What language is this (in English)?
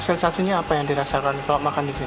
Indonesian